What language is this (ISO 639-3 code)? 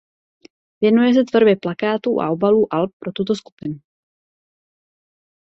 ces